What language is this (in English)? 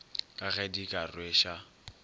Northern Sotho